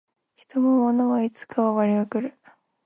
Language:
Japanese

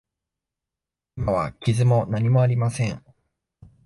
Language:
Japanese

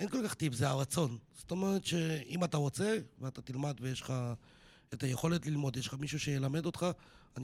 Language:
Hebrew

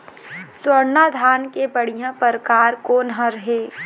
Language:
Chhattisgarhi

